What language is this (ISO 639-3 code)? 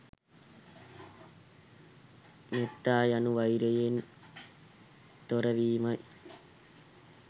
sin